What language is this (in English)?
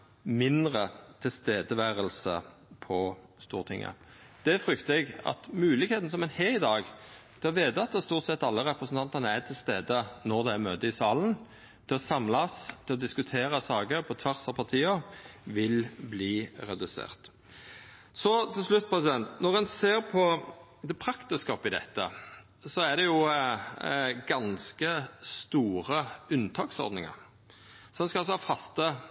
Norwegian Nynorsk